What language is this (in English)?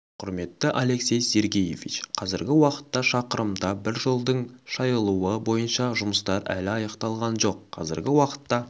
Kazakh